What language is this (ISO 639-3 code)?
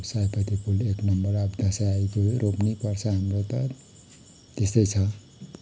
nep